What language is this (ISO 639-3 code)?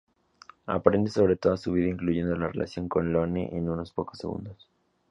spa